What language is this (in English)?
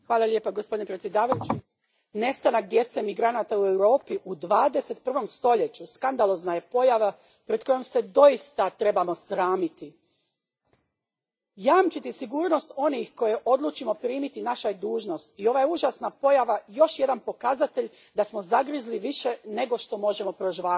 Croatian